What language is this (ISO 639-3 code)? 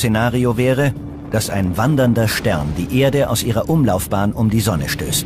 deu